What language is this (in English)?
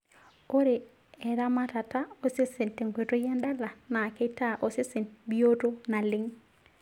Masai